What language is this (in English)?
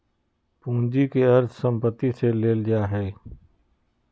Magahi